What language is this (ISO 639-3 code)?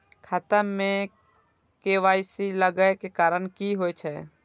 mai